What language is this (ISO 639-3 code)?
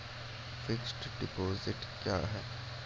mai